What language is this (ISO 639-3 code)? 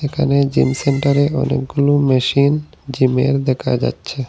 ben